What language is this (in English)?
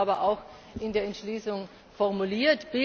German